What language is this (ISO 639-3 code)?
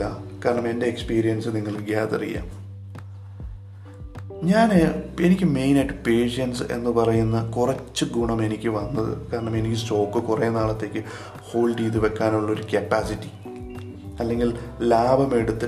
mal